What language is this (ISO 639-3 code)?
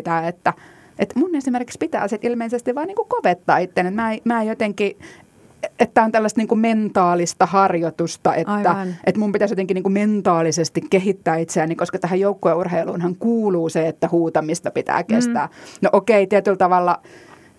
fin